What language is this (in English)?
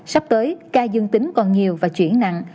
Vietnamese